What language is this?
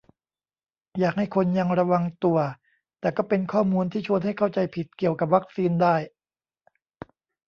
Thai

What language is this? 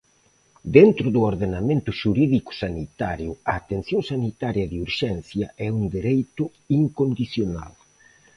Galician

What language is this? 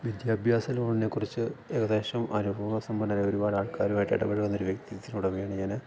Malayalam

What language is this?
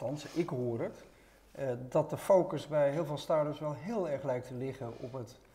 Dutch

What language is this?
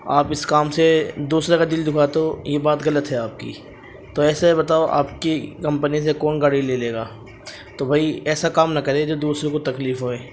Urdu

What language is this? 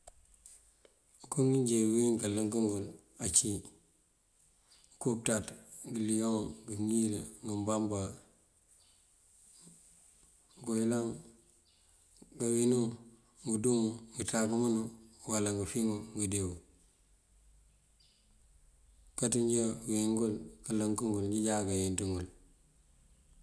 Mandjak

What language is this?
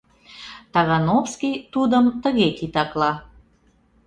Mari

